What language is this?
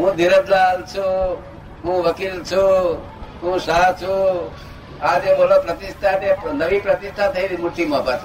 Gujarati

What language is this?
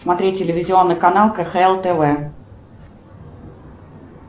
Russian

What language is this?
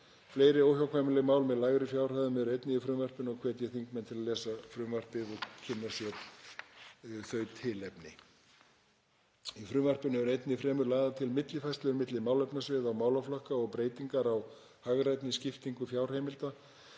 Icelandic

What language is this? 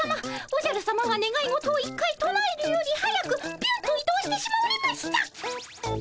Japanese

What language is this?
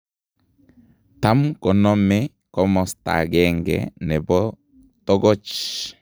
Kalenjin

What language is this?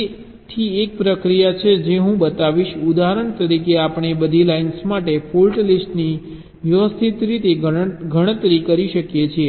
Gujarati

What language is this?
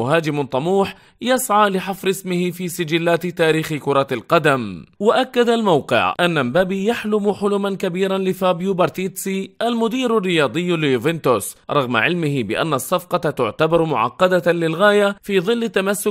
Arabic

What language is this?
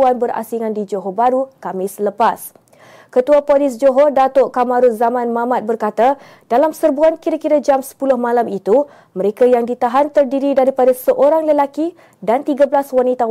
Malay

